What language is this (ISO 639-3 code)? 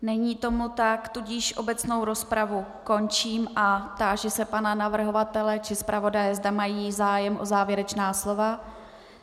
ces